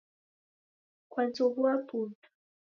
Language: Taita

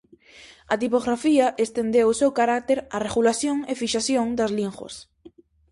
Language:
Galician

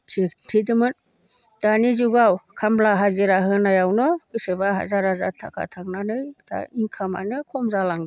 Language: Bodo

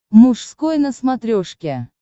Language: Russian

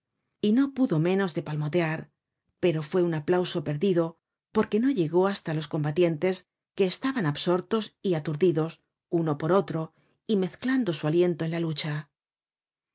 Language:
Spanish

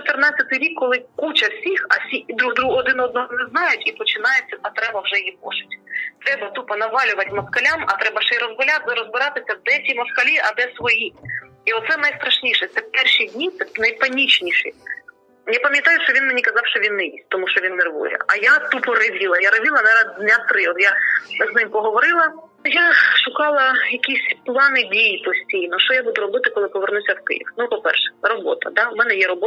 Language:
Ukrainian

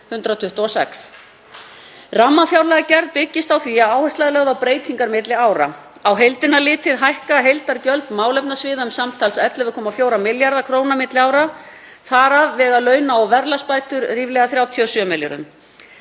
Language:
Icelandic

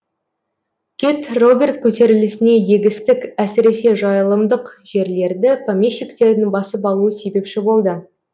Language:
Kazakh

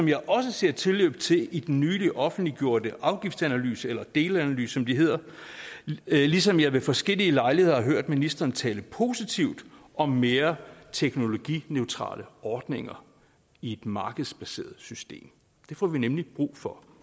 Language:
Danish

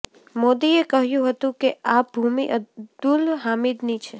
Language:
Gujarati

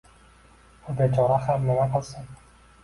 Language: Uzbek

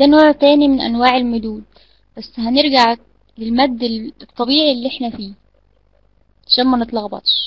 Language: Arabic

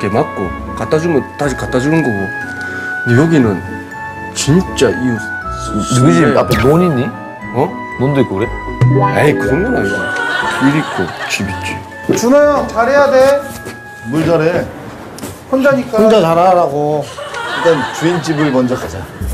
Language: Korean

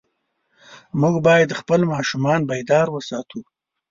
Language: Pashto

